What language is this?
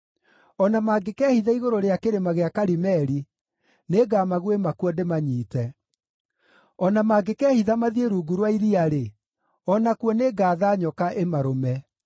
Kikuyu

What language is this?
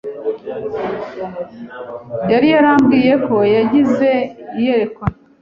Kinyarwanda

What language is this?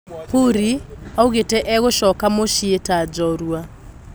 Kikuyu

